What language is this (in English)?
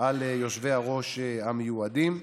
Hebrew